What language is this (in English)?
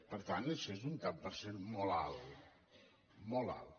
Catalan